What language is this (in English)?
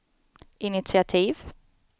Swedish